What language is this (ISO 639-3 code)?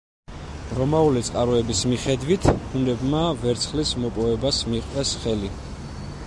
kat